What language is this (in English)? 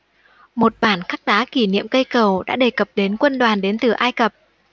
Vietnamese